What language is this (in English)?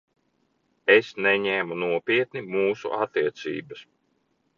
Latvian